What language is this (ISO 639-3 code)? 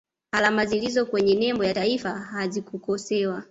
swa